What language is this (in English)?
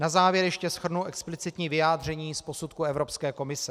Czech